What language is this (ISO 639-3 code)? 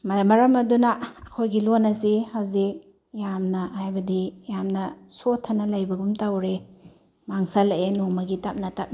mni